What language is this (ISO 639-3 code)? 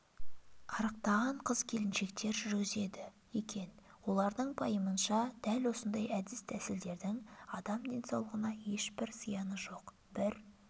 kaz